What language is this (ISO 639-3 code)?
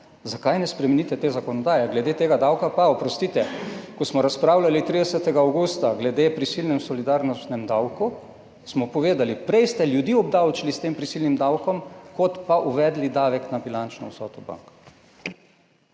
slv